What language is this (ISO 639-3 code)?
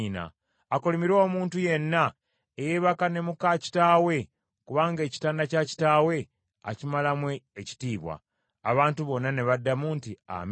lug